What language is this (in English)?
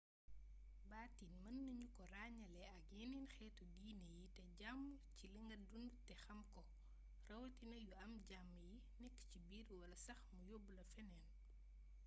Wolof